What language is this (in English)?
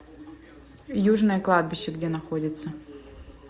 Russian